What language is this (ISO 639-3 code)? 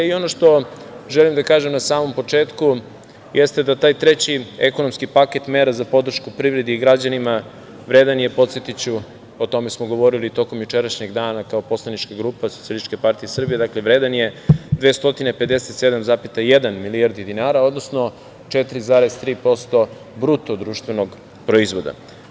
srp